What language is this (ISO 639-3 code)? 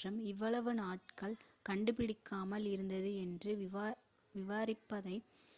tam